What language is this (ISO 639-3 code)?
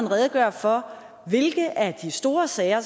dan